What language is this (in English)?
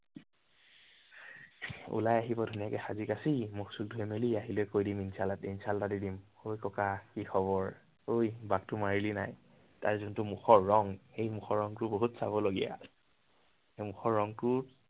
Assamese